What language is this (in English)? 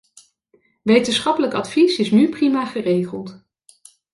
Dutch